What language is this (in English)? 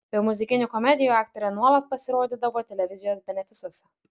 Lithuanian